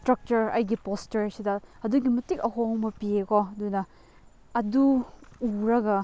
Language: Manipuri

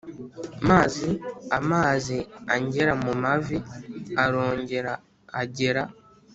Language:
Kinyarwanda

